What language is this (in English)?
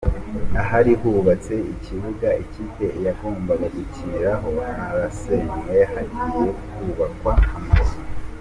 Kinyarwanda